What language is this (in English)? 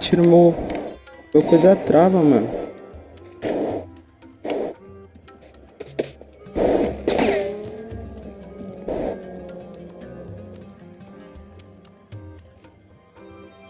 Portuguese